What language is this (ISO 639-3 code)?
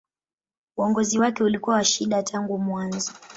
swa